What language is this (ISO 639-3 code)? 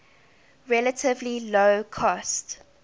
eng